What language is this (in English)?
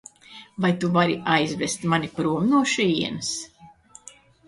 Latvian